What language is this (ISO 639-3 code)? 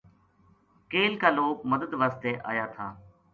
gju